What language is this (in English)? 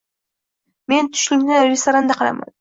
Uzbek